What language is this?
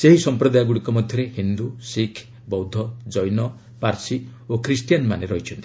Odia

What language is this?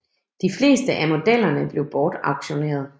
Danish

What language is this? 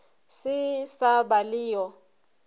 Northern Sotho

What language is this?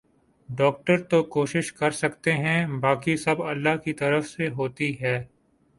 Urdu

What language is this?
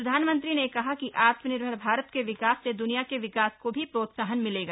Hindi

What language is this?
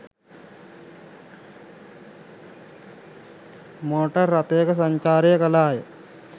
Sinhala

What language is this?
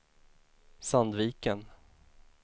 Swedish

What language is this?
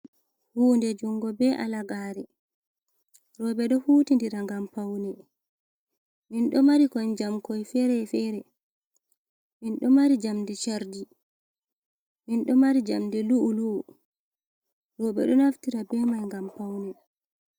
Fula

